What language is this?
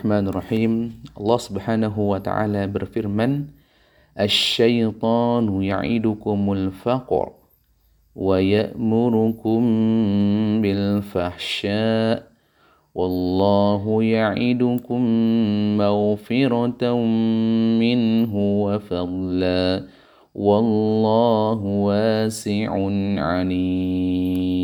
Indonesian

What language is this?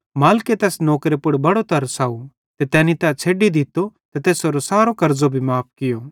Bhadrawahi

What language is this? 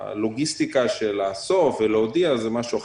Hebrew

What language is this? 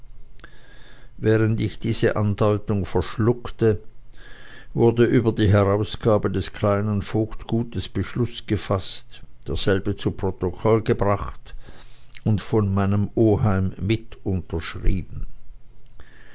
German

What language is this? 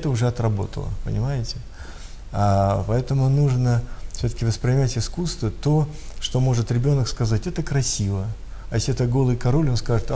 Russian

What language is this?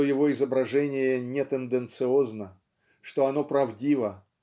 Russian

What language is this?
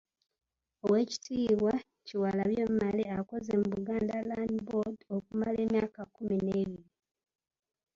Ganda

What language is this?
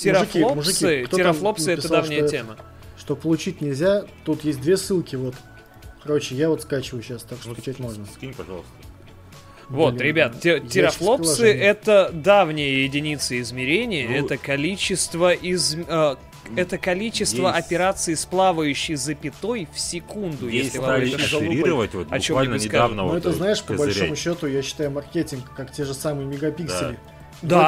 Russian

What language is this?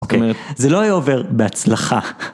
Hebrew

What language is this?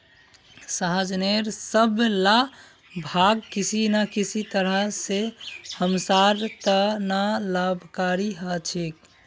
Magahi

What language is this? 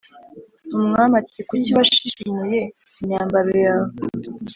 Kinyarwanda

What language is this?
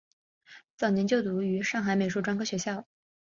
Chinese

